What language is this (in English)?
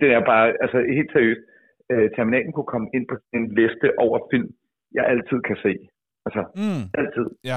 Danish